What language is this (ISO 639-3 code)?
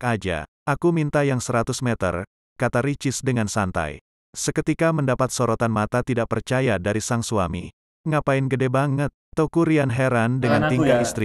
ind